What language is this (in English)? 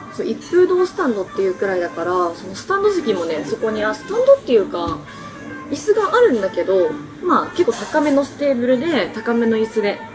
Japanese